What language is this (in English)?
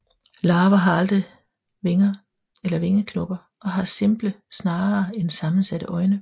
Danish